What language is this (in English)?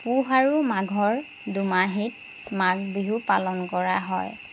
Assamese